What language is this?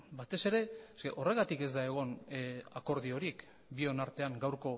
Basque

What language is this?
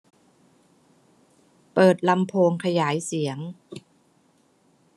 Thai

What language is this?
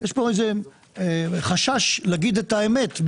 Hebrew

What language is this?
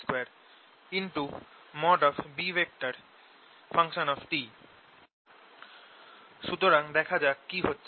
Bangla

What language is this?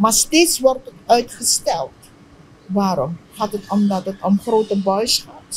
Dutch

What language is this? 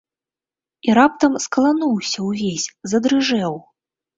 Belarusian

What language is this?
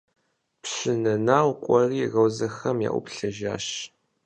Kabardian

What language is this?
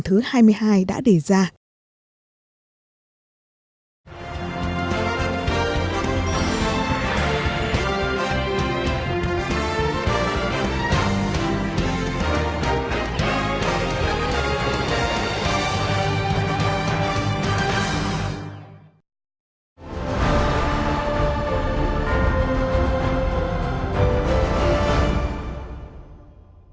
Vietnamese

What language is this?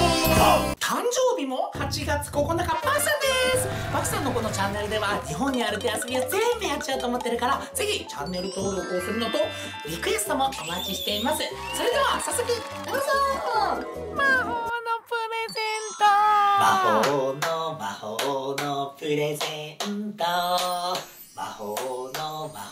Korean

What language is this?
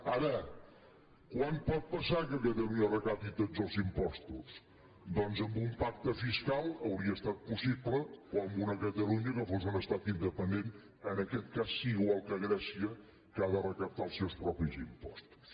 Catalan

